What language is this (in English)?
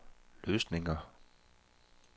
Danish